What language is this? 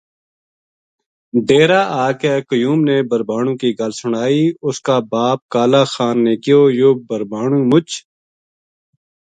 Gujari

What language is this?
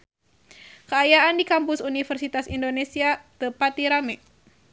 Sundanese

